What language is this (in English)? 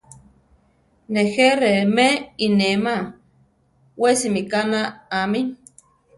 Central Tarahumara